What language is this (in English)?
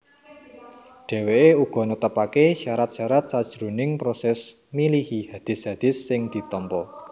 Javanese